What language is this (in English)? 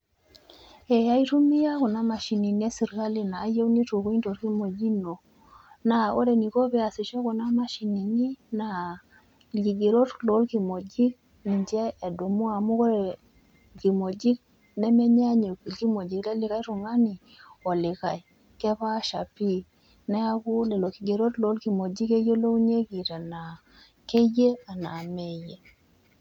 Masai